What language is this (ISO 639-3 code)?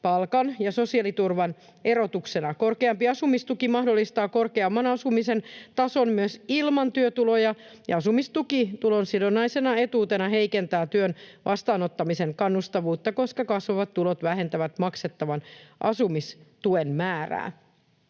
fin